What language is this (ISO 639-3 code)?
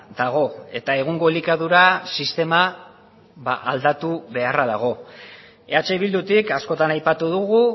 eus